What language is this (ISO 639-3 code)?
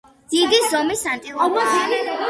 kat